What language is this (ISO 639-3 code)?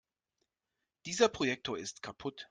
deu